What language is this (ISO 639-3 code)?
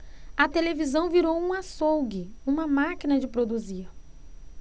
por